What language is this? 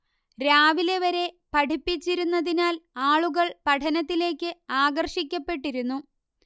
Malayalam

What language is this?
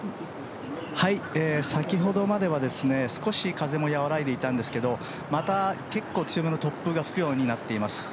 Japanese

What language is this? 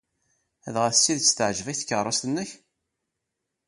Kabyle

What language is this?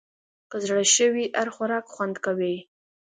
Pashto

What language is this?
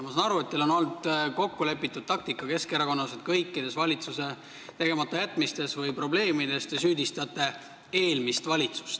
Estonian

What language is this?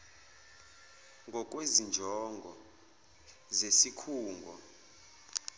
Zulu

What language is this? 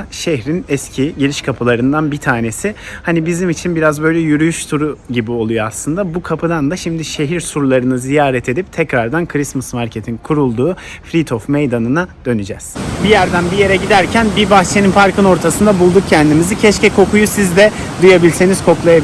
Turkish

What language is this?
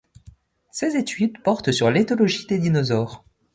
French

